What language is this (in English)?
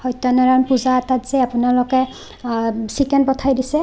Assamese